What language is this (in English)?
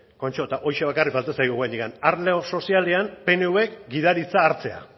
Basque